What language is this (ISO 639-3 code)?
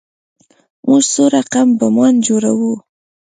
pus